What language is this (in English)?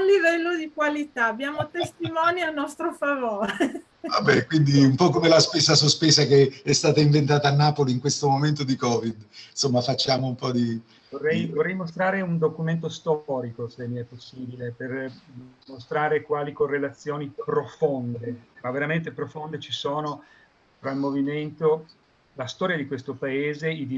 Italian